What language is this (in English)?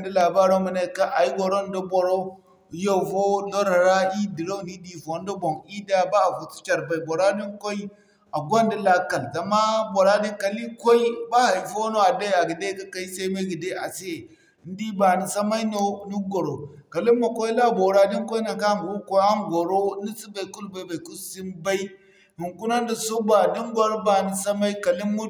Zarma